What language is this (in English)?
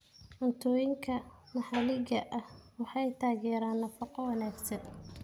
Somali